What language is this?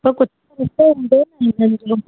Sindhi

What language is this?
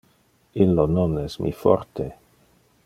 Interlingua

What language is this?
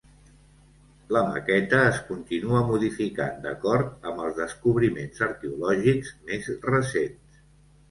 Catalan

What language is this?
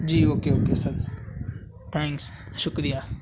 Urdu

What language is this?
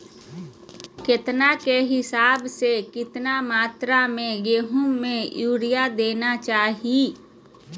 Magahi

